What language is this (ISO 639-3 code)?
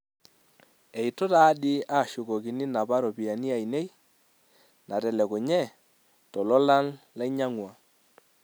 mas